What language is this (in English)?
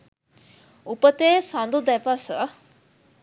Sinhala